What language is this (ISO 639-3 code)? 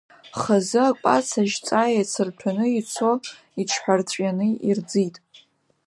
abk